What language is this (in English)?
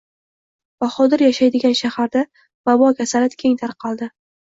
Uzbek